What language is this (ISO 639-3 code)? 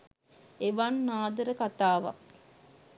sin